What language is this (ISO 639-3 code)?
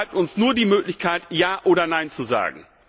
deu